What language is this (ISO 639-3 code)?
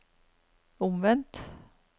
nor